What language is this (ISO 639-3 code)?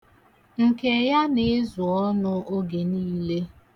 ibo